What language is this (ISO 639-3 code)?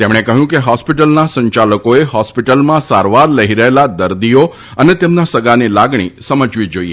guj